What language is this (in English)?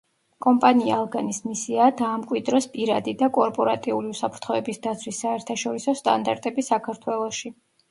Georgian